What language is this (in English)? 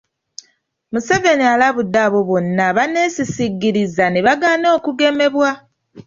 Ganda